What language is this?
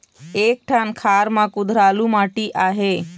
Chhattisgarhi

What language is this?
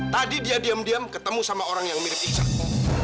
Indonesian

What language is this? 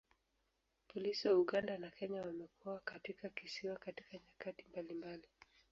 Swahili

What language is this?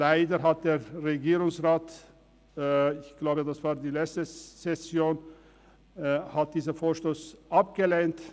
Swiss German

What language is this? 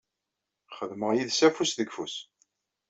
Kabyle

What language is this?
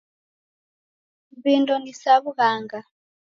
Taita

